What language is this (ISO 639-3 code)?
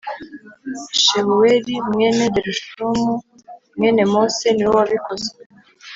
kin